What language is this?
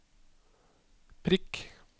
Norwegian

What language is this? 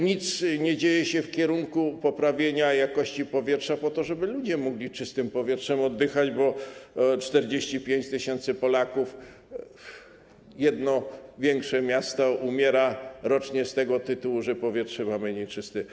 Polish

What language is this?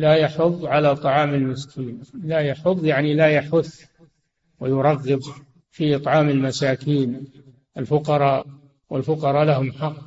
Arabic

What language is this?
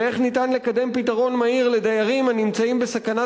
Hebrew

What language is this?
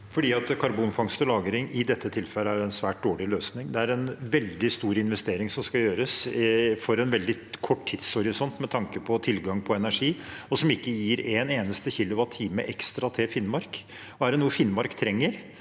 Norwegian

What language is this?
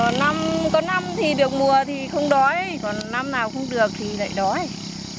Vietnamese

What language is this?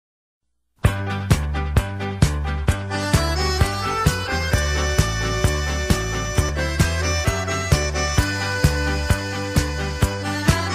Romanian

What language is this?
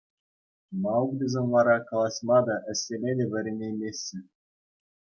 Chuvash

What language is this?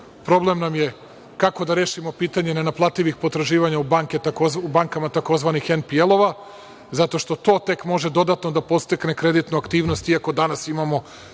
Serbian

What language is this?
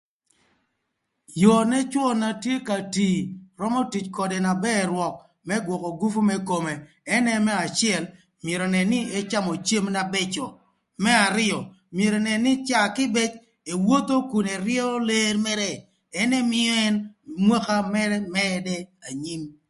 Thur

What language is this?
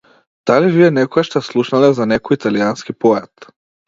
Macedonian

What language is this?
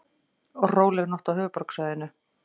Icelandic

